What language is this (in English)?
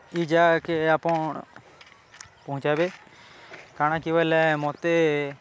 Odia